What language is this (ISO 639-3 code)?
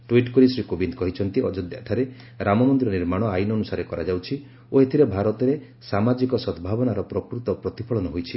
ori